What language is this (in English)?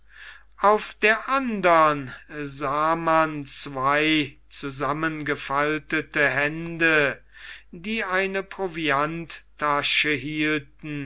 German